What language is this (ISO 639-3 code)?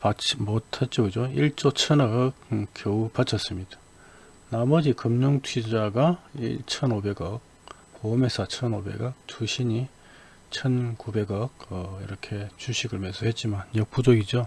kor